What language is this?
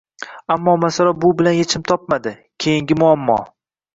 Uzbek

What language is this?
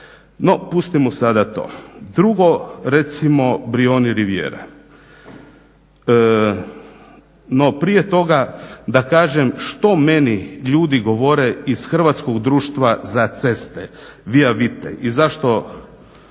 Croatian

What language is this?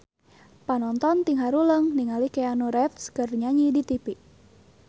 Sundanese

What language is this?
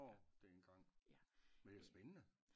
Danish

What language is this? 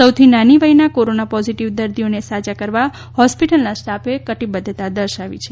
Gujarati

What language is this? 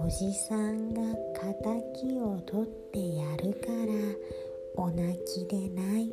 Japanese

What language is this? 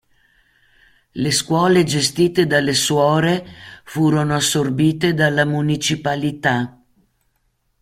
Italian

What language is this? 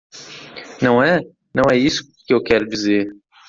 Portuguese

